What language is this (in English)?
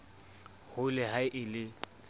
Southern Sotho